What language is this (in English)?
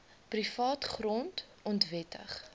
Afrikaans